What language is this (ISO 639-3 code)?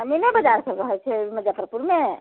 mai